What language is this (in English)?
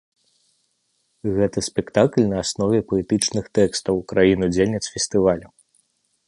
Belarusian